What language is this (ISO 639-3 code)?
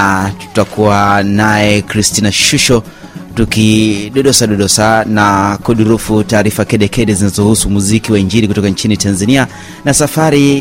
swa